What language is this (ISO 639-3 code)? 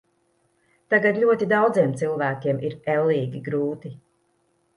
lav